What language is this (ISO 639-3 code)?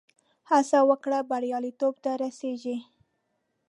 pus